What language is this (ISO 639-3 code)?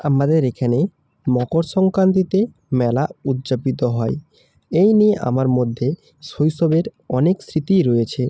ben